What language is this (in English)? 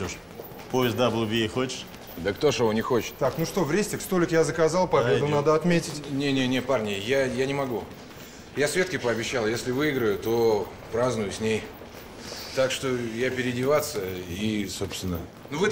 Russian